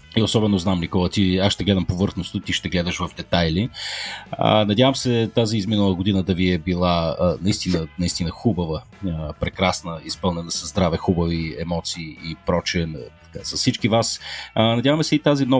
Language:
Bulgarian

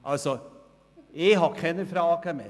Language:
Swiss German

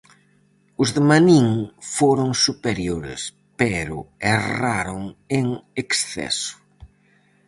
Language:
Galician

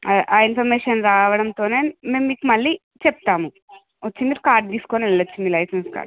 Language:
Telugu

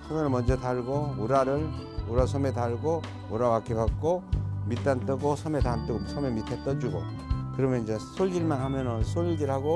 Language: Korean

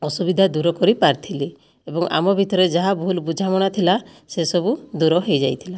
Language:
Odia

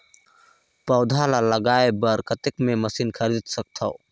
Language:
Chhattisgarhi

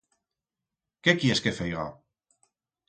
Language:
Aragonese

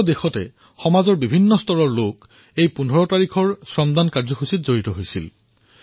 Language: Assamese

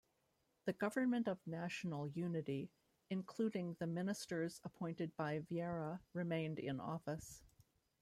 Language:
English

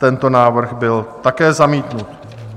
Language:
Czech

